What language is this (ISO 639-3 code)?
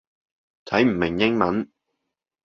yue